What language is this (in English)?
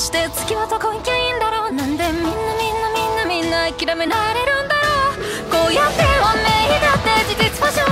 Japanese